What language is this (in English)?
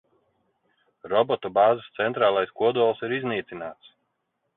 Latvian